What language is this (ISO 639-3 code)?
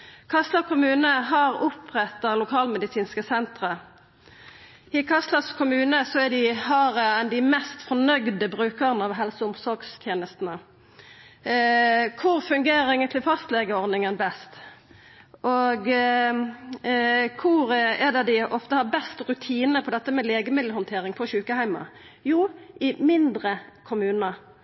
nno